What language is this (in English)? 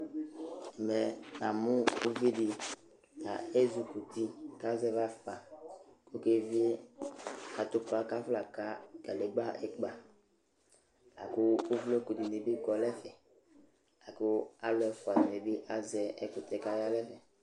Ikposo